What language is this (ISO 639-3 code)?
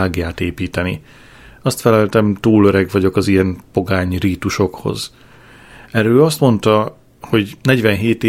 hun